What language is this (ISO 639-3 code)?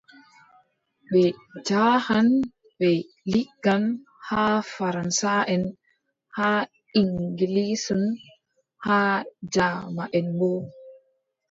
fub